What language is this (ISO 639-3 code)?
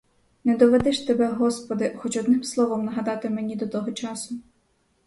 ukr